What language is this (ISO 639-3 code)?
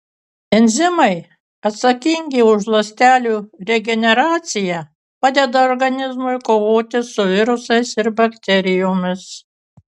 lit